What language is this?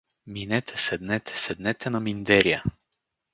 Bulgarian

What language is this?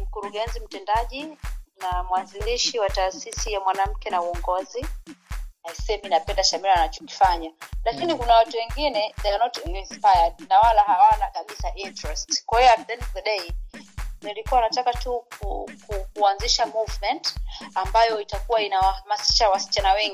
Swahili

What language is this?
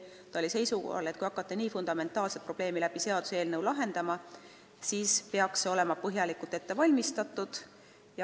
Estonian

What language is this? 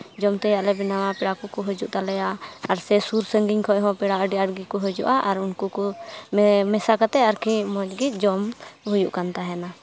Santali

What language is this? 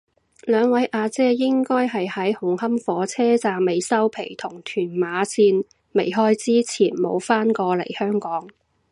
Cantonese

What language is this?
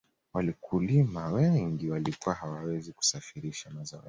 Swahili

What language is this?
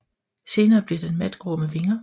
Danish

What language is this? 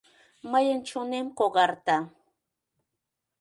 Mari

